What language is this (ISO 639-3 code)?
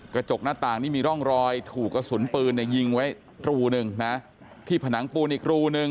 tha